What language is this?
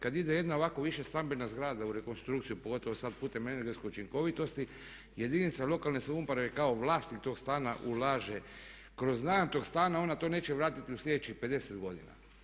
Croatian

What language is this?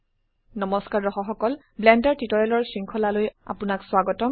Assamese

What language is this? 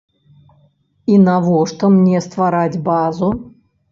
Belarusian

